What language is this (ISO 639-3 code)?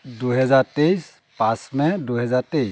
asm